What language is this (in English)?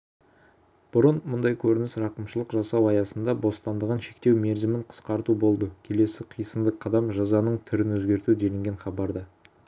Kazakh